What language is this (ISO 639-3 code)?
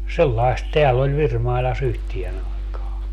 fin